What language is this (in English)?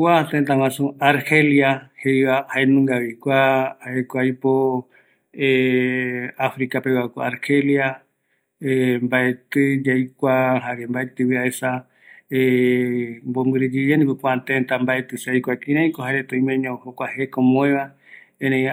Eastern Bolivian Guaraní